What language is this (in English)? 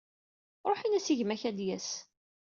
Kabyle